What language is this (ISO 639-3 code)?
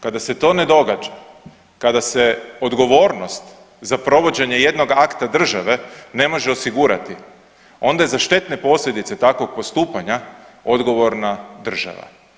hrv